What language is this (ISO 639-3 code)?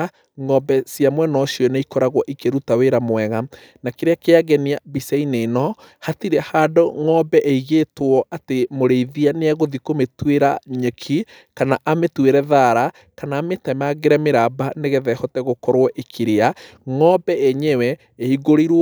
kik